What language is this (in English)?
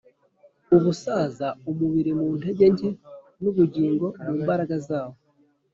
Kinyarwanda